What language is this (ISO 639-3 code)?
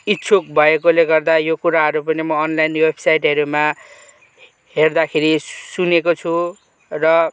nep